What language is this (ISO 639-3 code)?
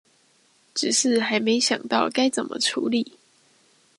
zho